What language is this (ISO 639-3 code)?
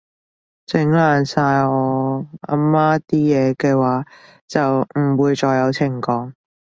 yue